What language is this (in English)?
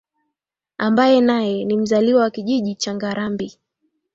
Swahili